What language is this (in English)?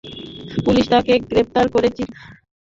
Bangla